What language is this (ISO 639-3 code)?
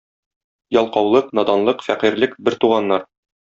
tat